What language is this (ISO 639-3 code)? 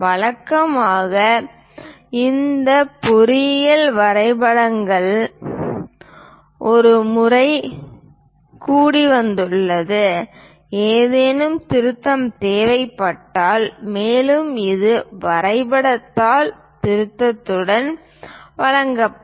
tam